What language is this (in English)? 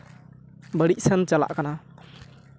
Santali